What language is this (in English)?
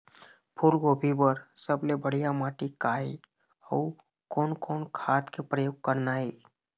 Chhattisgarhi